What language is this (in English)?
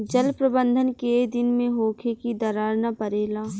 Bhojpuri